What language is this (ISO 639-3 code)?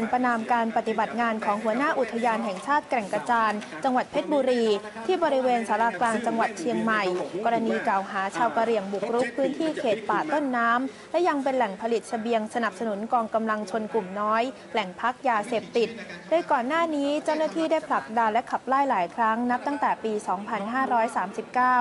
tha